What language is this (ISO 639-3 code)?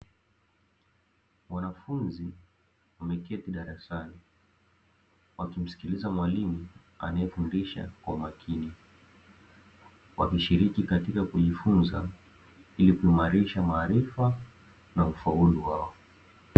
swa